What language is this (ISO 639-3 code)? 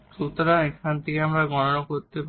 ben